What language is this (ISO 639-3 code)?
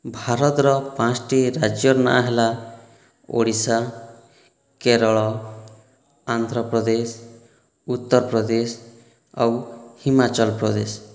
ori